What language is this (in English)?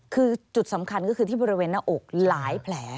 Thai